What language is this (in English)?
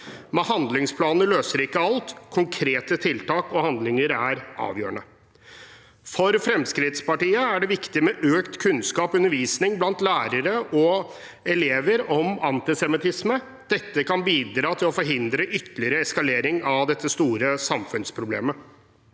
Norwegian